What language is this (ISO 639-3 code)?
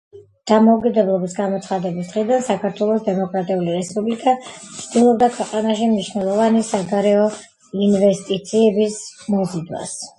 kat